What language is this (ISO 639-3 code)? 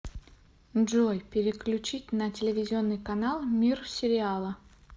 rus